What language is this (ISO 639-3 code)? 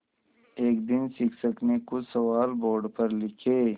hin